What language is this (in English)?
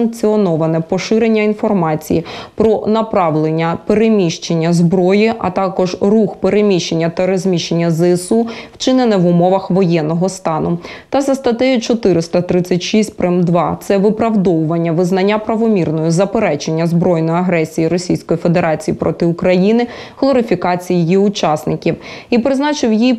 Ukrainian